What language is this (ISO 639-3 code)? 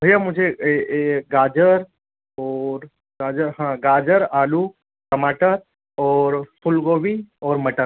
hin